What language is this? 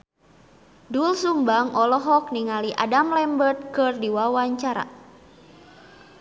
Sundanese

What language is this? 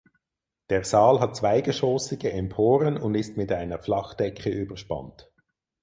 German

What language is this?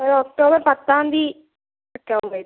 Malayalam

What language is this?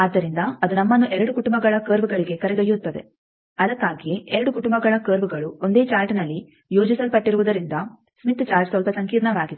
Kannada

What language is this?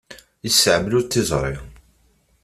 Kabyle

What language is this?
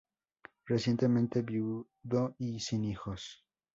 Spanish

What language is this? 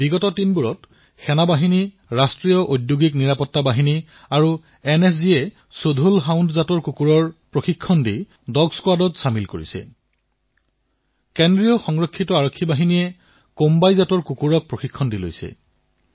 Assamese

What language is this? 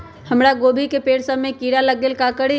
Magahi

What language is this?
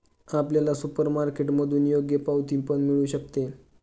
Marathi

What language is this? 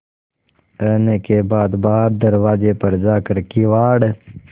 Hindi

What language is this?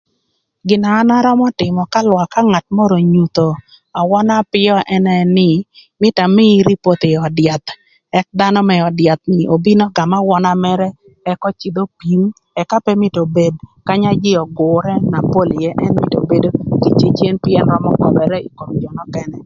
Thur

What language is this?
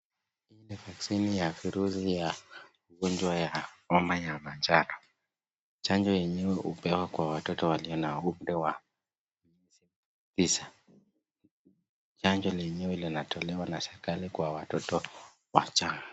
Swahili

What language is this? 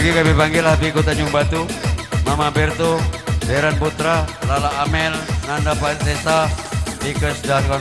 Indonesian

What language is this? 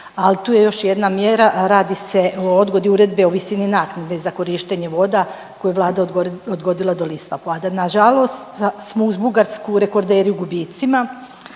Croatian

